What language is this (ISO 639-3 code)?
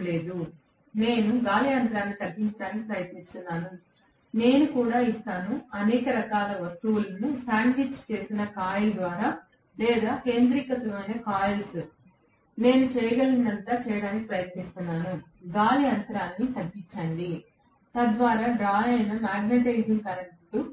tel